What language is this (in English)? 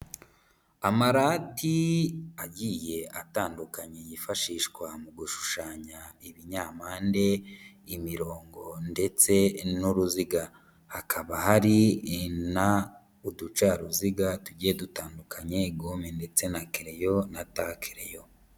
Kinyarwanda